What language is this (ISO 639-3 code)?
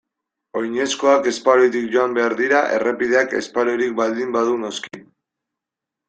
eus